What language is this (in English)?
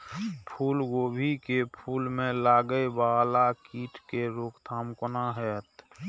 Maithili